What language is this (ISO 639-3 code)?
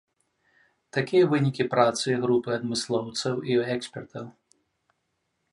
bel